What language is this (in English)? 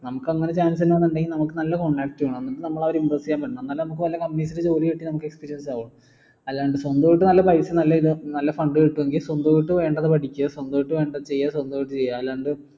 Malayalam